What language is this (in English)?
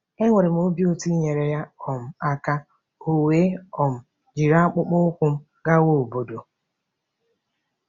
Igbo